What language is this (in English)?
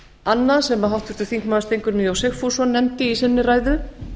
Icelandic